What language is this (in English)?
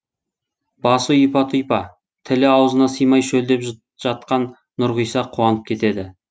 Kazakh